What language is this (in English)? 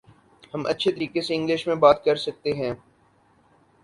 Urdu